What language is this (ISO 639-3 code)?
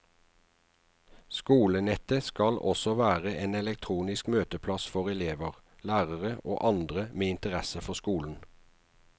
nor